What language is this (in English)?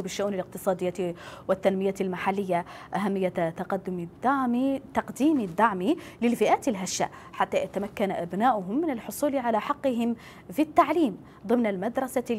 Arabic